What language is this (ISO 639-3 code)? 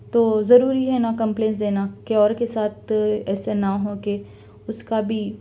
urd